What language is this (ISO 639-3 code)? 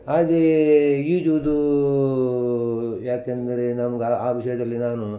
kan